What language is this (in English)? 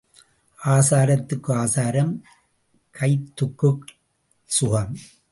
Tamil